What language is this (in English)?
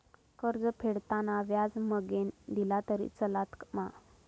Marathi